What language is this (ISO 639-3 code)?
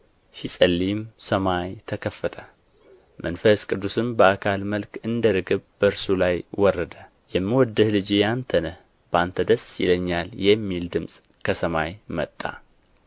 amh